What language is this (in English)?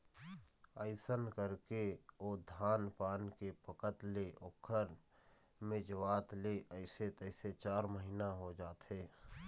Chhattisgarhi